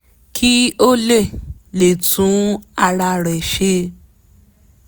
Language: Yoruba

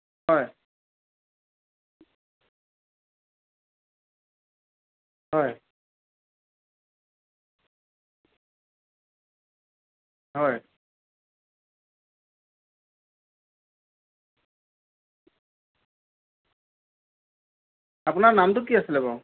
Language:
Assamese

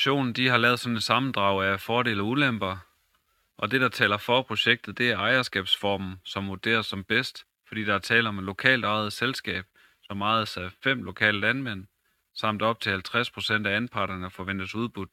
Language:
Danish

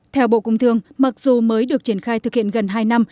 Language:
Vietnamese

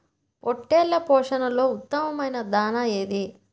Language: Telugu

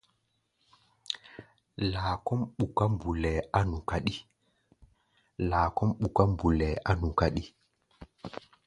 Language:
Gbaya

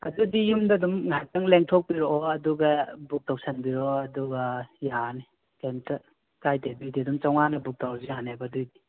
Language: Manipuri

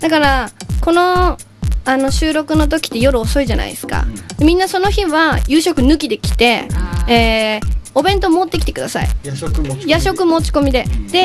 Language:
Japanese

